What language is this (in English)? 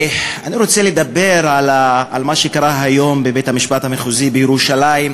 Hebrew